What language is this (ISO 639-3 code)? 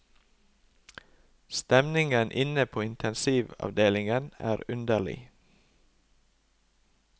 nor